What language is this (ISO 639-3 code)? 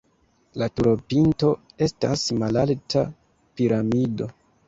epo